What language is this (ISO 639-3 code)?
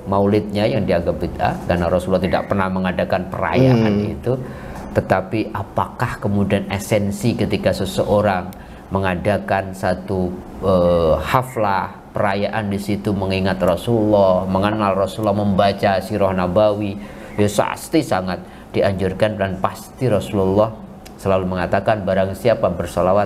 ind